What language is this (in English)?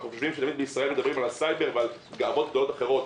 Hebrew